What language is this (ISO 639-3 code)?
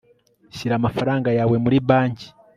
kin